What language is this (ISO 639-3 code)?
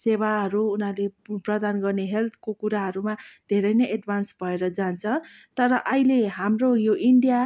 nep